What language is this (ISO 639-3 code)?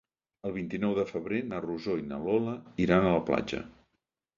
cat